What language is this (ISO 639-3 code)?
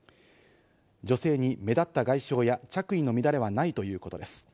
jpn